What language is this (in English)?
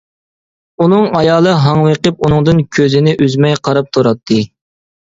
Uyghur